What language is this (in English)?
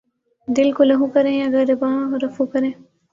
Urdu